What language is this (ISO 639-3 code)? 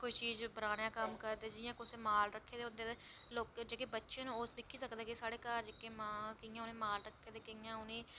doi